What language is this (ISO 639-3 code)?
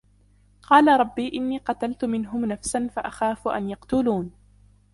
ara